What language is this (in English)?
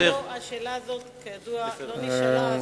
Hebrew